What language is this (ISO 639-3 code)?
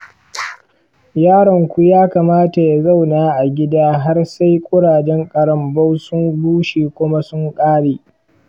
hau